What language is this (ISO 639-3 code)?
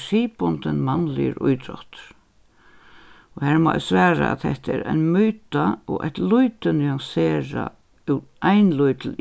fao